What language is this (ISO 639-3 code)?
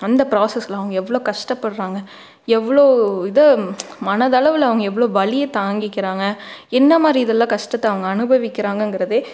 tam